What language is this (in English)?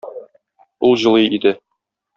Tatar